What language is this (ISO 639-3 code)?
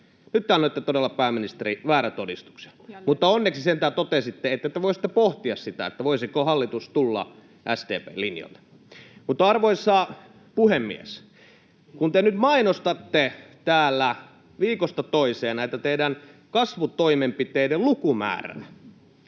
fin